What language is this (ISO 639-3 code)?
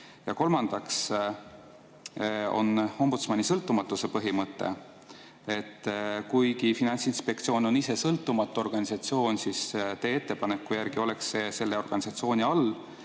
est